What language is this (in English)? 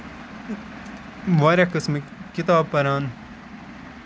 Kashmiri